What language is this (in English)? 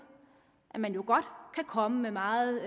Danish